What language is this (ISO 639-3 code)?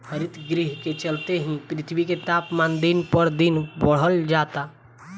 bho